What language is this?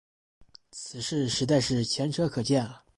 Chinese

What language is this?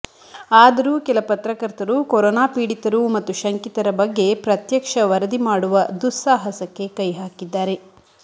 Kannada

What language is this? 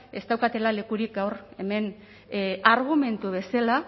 Basque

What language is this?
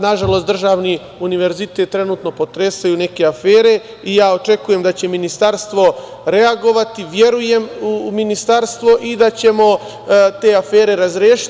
Serbian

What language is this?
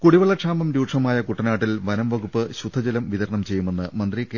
Malayalam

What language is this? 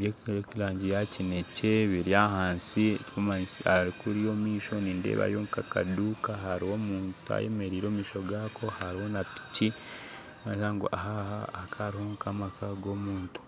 Nyankole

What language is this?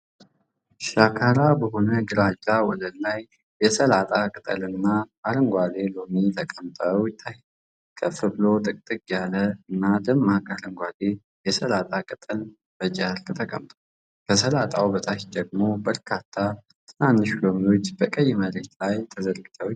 Amharic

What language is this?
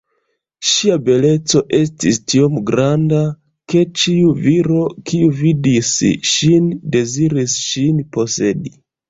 Esperanto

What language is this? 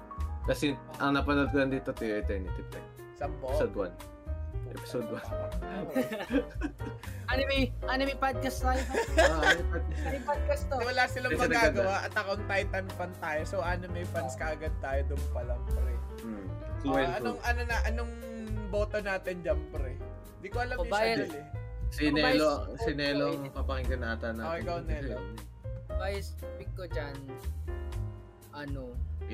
Filipino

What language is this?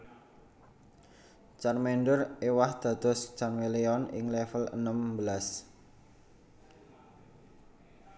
Javanese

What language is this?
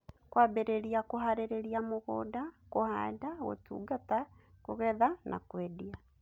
Kikuyu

